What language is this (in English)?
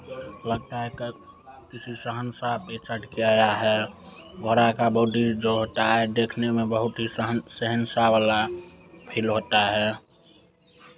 Hindi